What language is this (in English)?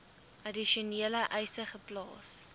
Afrikaans